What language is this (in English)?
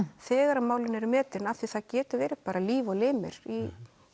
Icelandic